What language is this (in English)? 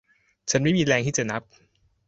Thai